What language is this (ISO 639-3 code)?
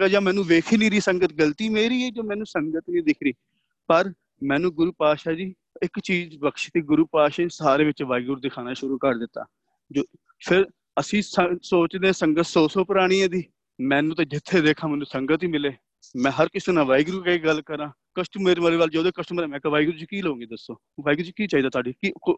pan